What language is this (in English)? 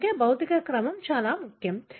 Telugu